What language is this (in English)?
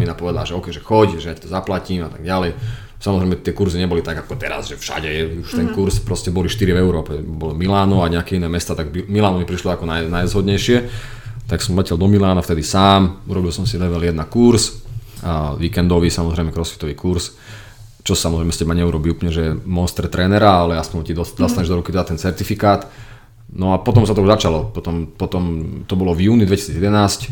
Slovak